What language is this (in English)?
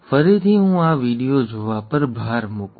Gujarati